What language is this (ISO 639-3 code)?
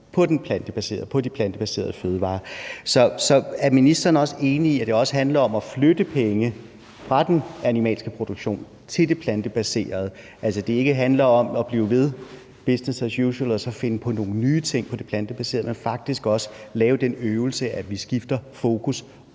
dan